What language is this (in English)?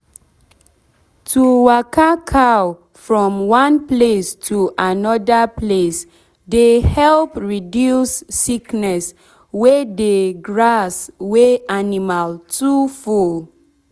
Nigerian Pidgin